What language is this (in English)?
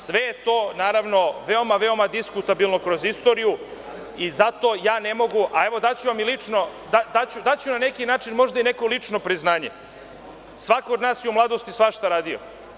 Serbian